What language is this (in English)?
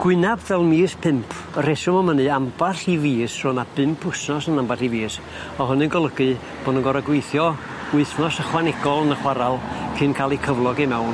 Welsh